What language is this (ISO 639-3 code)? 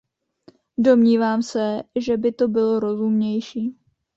ces